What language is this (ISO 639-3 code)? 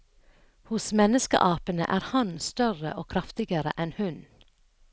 nor